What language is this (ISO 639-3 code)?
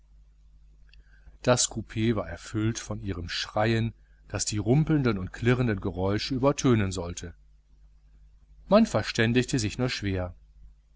deu